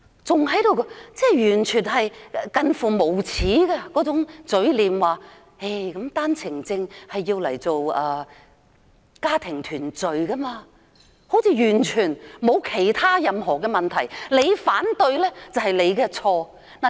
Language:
Cantonese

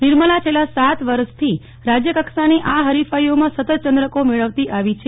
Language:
Gujarati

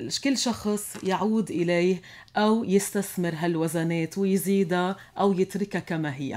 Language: Arabic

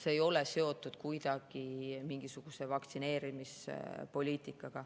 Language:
Estonian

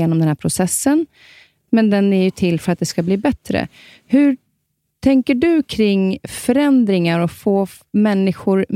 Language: Swedish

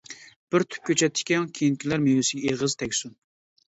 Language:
Uyghur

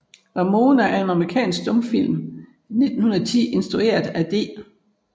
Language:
Danish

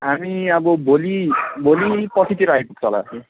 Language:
Nepali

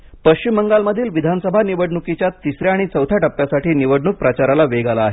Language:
Marathi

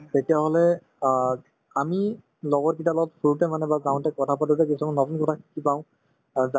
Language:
Assamese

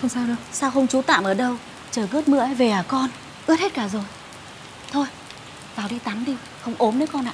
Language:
Vietnamese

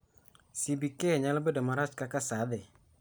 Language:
Luo (Kenya and Tanzania)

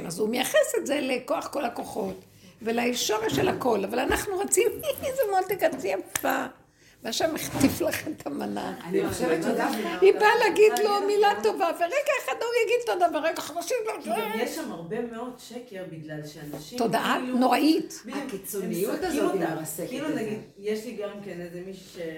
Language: Hebrew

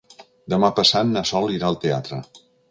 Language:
Catalan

